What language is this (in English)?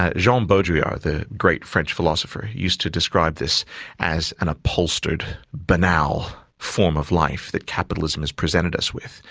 English